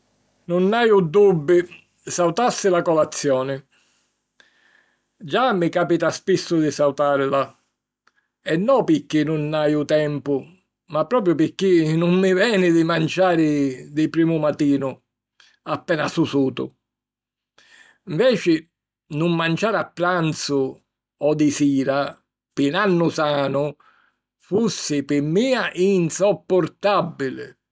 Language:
Sicilian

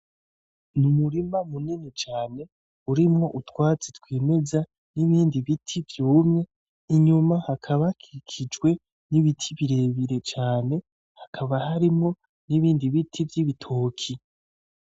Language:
Rundi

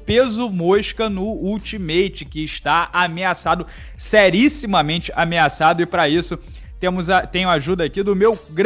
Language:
Portuguese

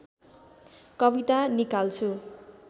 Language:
Nepali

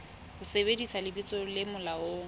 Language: Southern Sotho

